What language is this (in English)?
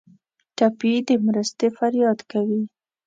Pashto